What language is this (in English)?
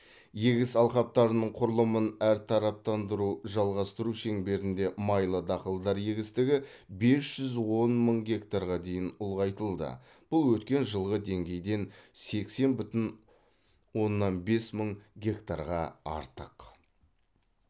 Kazakh